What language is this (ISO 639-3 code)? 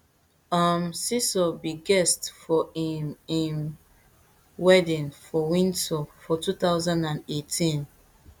pcm